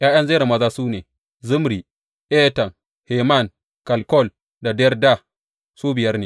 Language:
Hausa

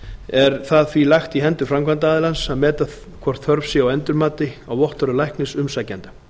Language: Icelandic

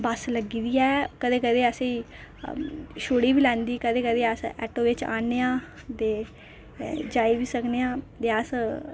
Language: Dogri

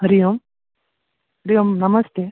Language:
Sanskrit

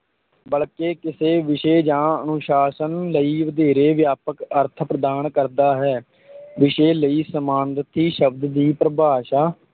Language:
Punjabi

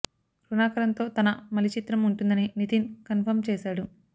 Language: Telugu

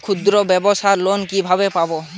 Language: Bangla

